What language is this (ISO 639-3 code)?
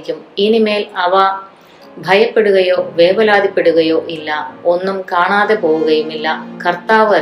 mal